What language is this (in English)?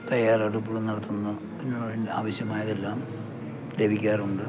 Malayalam